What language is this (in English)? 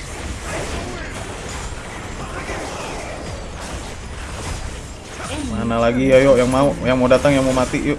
Indonesian